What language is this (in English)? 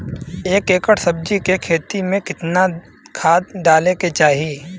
Bhojpuri